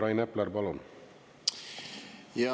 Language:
Estonian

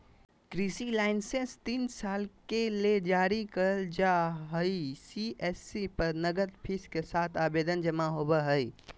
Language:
Magahi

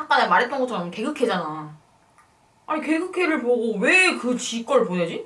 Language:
Korean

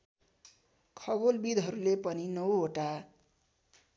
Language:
Nepali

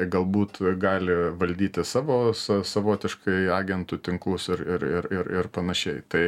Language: Lithuanian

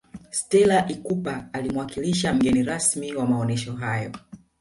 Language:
Swahili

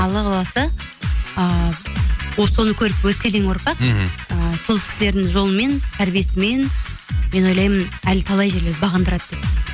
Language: Kazakh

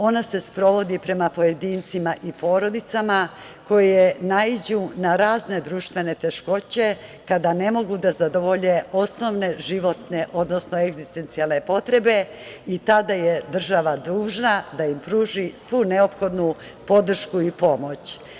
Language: Serbian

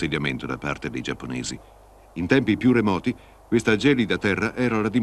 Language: Italian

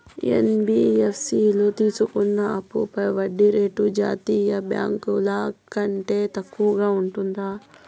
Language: Telugu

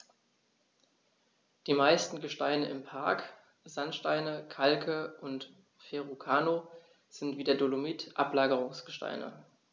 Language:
German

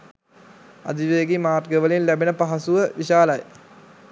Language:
Sinhala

